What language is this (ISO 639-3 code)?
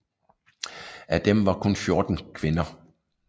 dan